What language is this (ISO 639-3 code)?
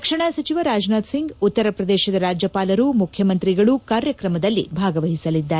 kan